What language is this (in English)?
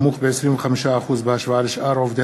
Hebrew